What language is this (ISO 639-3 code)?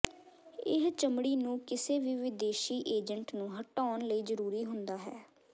pan